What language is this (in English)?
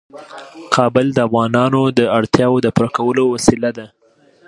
Pashto